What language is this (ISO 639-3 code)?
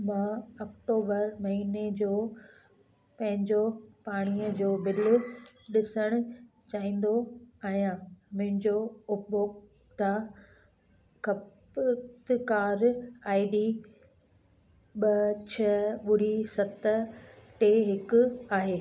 snd